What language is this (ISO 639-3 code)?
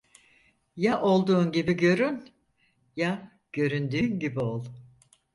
tur